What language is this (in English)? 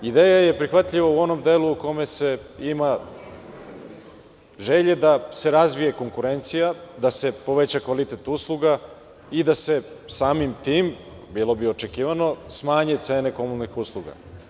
Serbian